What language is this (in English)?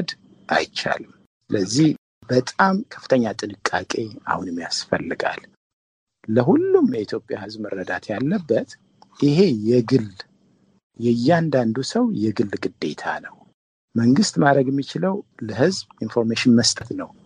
Amharic